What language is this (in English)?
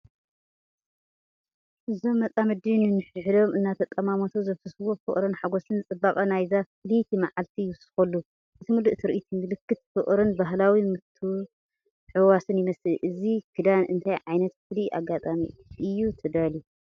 Tigrinya